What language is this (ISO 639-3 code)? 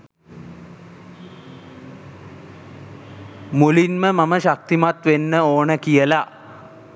sin